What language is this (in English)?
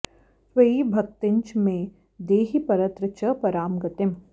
Sanskrit